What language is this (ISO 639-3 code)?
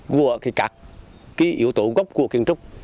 vie